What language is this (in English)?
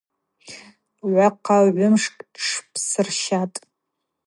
Abaza